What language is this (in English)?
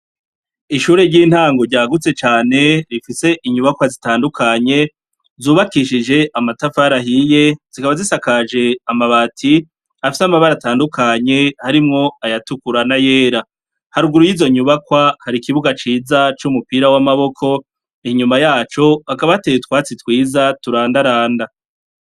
Rundi